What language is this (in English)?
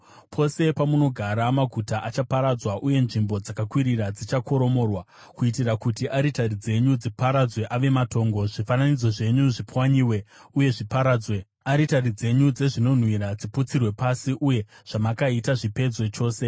Shona